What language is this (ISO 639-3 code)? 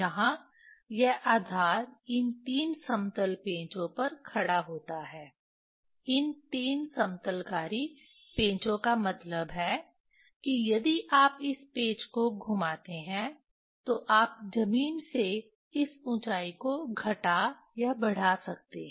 hin